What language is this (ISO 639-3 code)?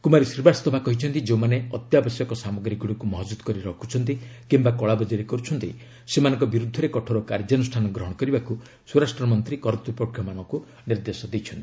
ori